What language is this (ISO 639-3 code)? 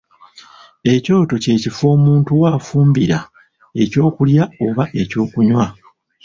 lug